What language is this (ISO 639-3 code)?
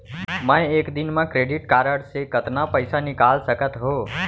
hne